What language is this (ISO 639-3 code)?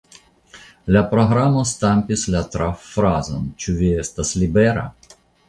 epo